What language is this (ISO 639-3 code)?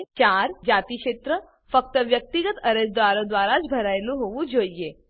guj